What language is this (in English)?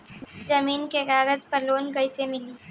Bhojpuri